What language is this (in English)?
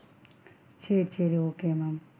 Tamil